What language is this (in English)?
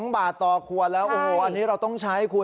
Thai